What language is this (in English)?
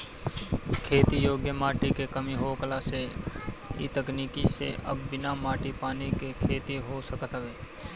Bhojpuri